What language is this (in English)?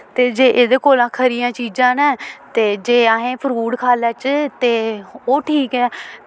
Dogri